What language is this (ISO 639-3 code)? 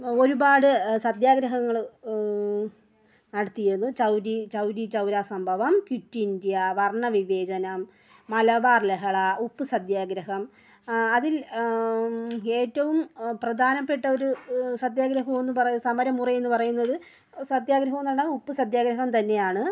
mal